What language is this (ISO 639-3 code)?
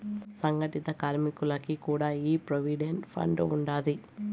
tel